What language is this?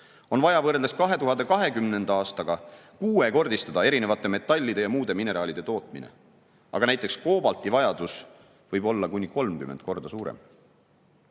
Estonian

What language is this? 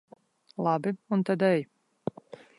Latvian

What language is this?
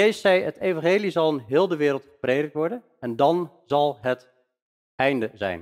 Dutch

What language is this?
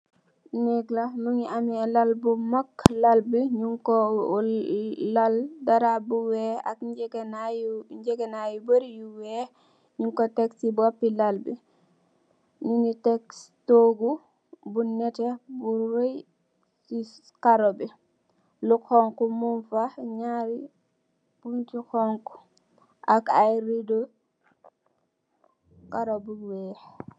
Wolof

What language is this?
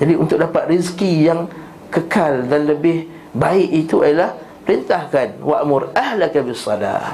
Malay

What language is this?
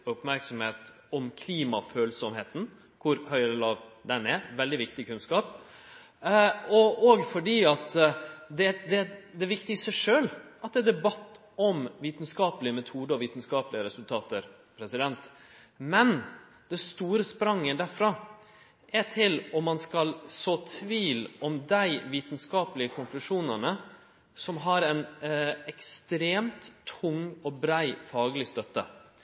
Norwegian Nynorsk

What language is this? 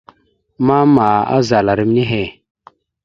Mada (Cameroon)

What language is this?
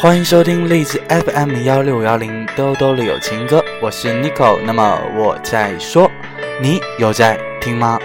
Chinese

